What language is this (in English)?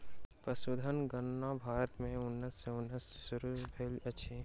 Maithili